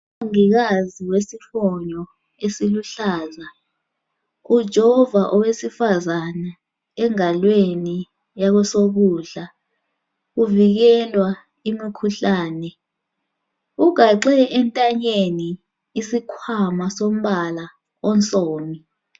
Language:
North Ndebele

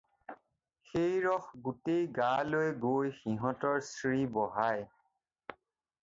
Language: Assamese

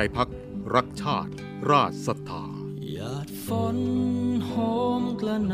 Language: Thai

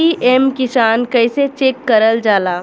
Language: Bhojpuri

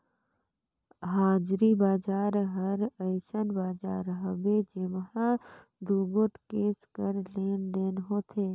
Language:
Chhattisgarhi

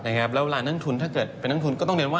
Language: Thai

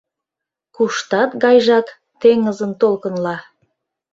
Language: Mari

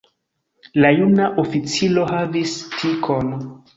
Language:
Esperanto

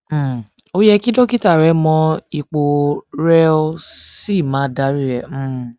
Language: Yoruba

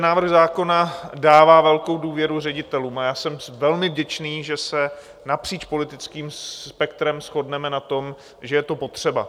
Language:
Czech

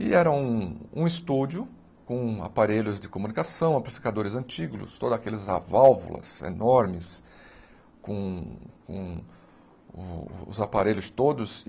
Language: Portuguese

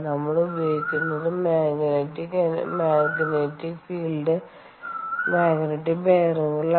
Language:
Malayalam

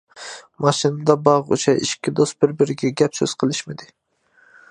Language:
Uyghur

